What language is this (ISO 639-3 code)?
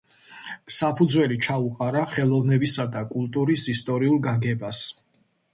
kat